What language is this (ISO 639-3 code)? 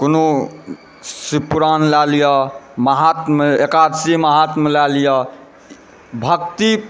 mai